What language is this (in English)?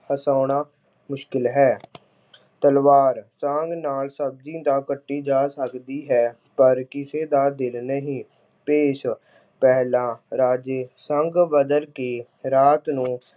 Punjabi